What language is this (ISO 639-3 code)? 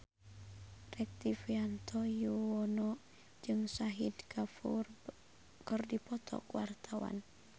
sun